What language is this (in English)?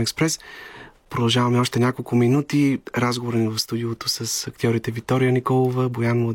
Bulgarian